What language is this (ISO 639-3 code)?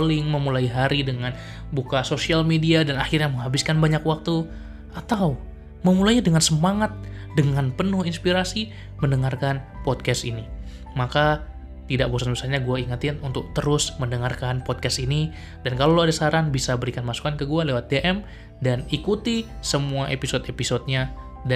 ind